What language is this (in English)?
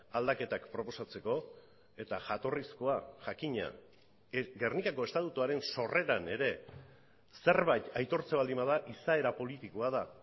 Basque